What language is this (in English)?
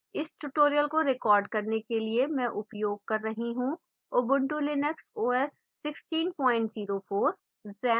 Hindi